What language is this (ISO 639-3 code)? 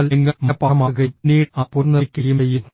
mal